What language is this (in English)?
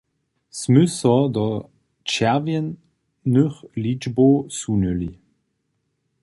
Upper Sorbian